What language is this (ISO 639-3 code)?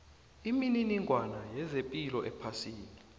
nbl